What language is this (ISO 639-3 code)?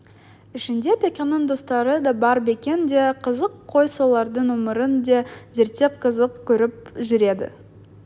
kaz